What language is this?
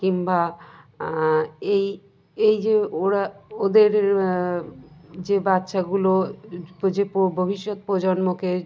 Bangla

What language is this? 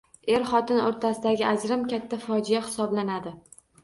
Uzbek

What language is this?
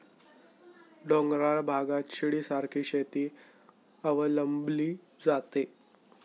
Marathi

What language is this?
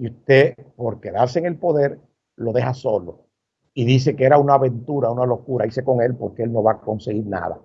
Spanish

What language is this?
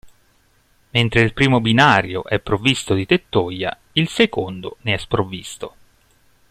Italian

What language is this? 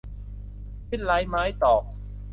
Thai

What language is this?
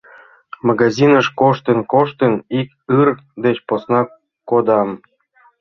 Mari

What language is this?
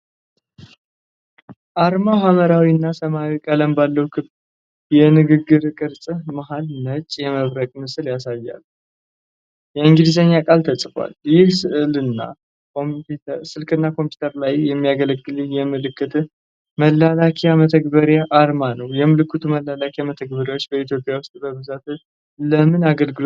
Amharic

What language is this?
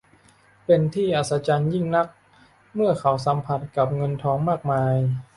Thai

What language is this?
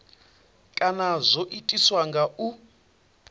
Venda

